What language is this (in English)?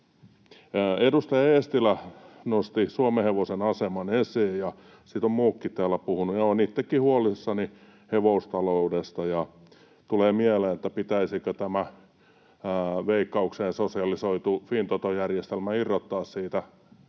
Finnish